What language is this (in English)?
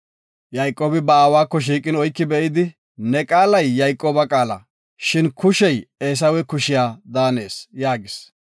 Gofa